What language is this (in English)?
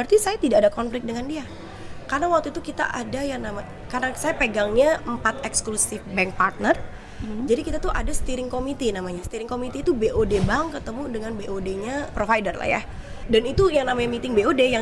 Indonesian